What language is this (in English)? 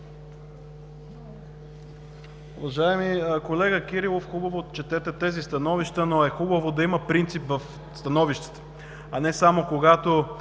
Bulgarian